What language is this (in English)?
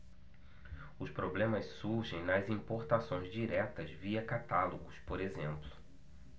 Portuguese